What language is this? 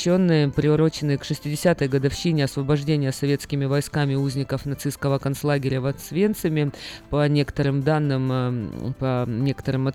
Russian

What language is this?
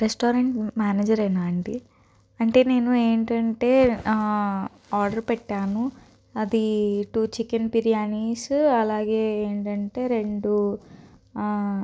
Telugu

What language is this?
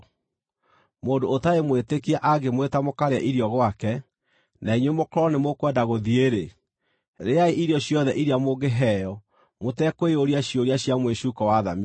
Kikuyu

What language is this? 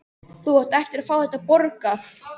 Icelandic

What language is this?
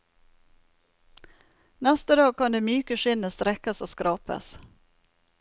Norwegian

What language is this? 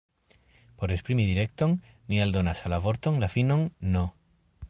Esperanto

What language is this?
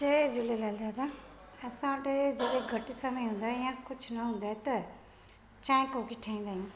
Sindhi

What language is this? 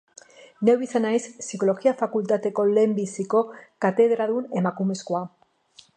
Basque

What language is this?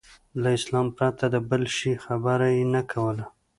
Pashto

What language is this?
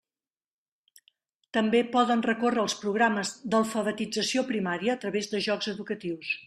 Catalan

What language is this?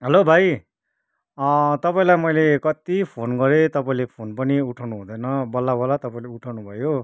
Nepali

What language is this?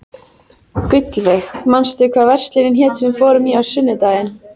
Icelandic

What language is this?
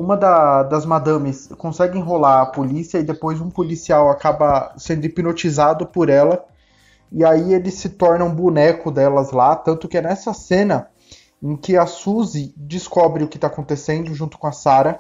Portuguese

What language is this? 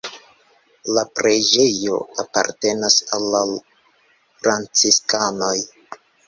Esperanto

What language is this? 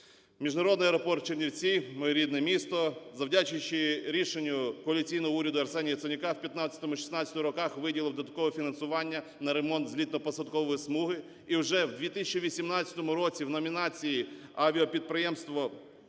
Ukrainian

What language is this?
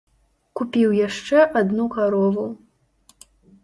Belarusian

